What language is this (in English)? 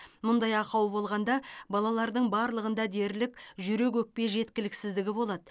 Kazakh